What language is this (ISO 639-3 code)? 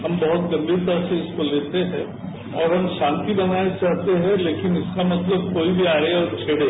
hin